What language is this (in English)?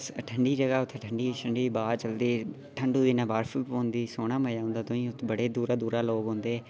Dogri